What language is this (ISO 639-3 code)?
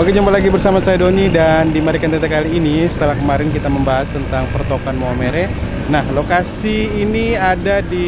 ind